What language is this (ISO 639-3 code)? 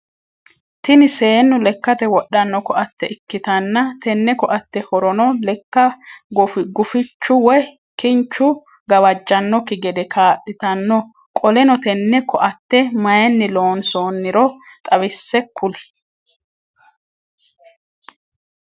sid